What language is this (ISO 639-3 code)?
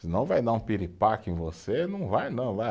por